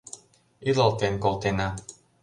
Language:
Mari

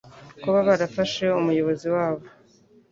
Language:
Kinyarwanda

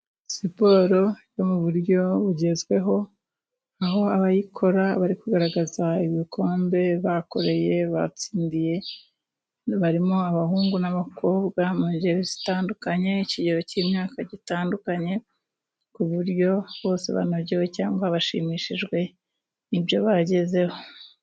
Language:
Kinyarwanda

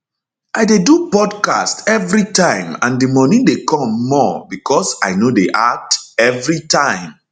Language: Nigerian Pidgin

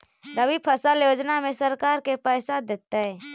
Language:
Magahi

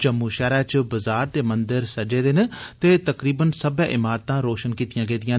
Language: Dogri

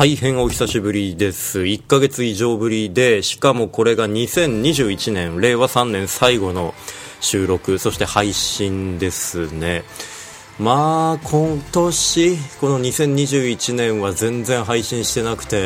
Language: Japanese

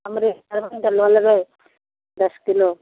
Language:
Maithili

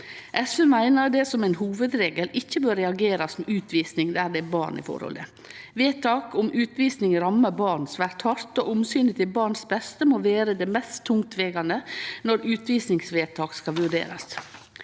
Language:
Norwegian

